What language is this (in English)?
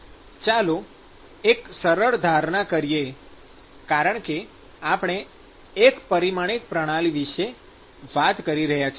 Gujarati